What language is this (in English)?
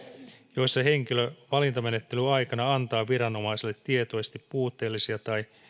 Finnish